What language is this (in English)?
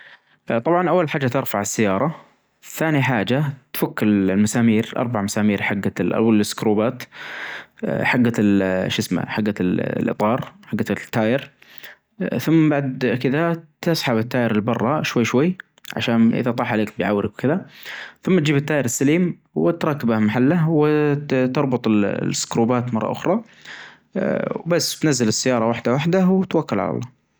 Najdi Arabic